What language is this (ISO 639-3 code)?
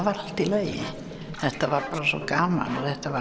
isl